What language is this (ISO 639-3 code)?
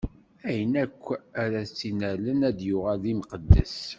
kab